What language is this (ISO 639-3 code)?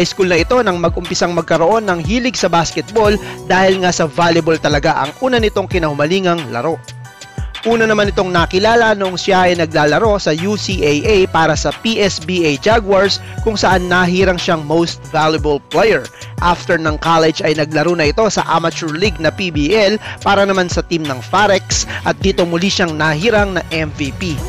fil